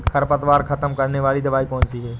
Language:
Hindi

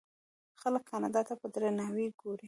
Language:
Pashto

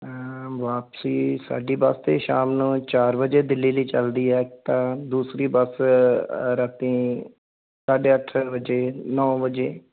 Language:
Punjabi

